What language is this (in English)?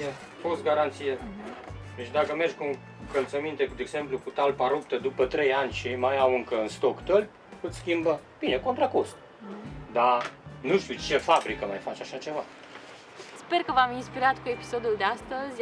Romanian